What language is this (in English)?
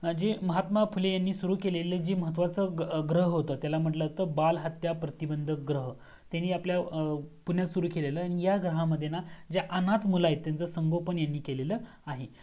Marathi